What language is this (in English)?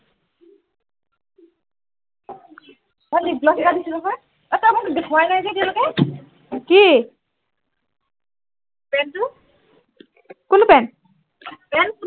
Assamese